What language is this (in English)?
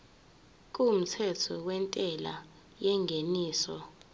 Zulu